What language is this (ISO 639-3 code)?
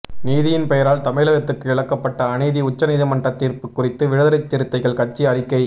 tam